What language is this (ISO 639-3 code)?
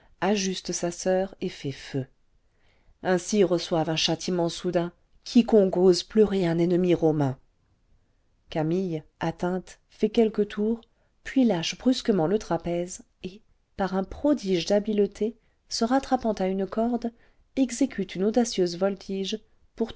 fra